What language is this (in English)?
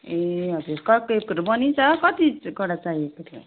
Nepali